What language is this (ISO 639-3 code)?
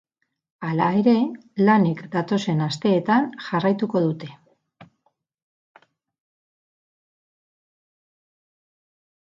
eus